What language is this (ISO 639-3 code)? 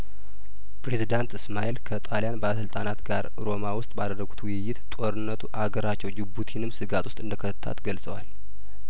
amh